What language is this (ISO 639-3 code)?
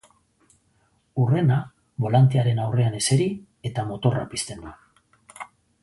eus